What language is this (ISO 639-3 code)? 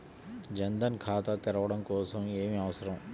tel